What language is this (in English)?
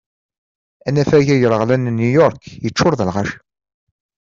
Kabyle